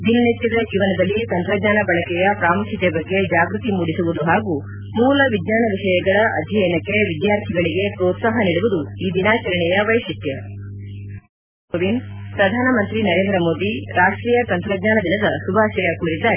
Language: Kannada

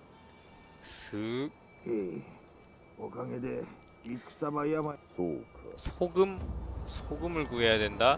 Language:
Korean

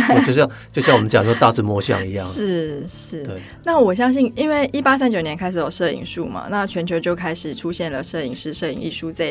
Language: Chinese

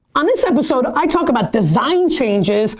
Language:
English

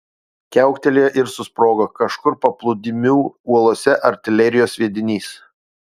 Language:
Lithuanian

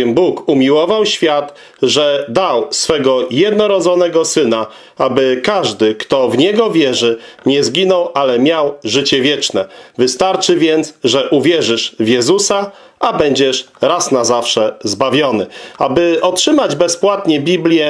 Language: Polish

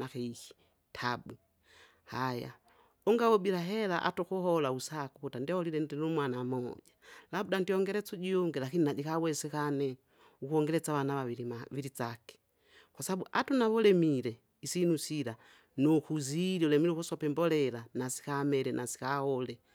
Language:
Kinga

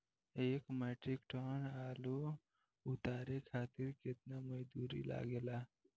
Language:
Bhojpuri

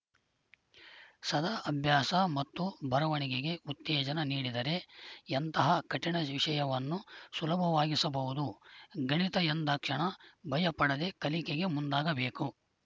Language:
Kannada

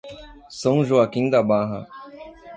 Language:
Portuguese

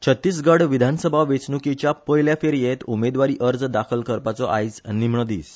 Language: Konkani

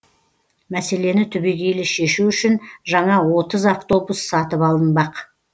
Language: Kazakh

